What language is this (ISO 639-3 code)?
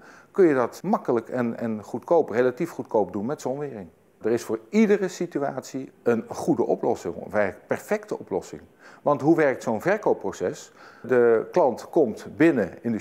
nld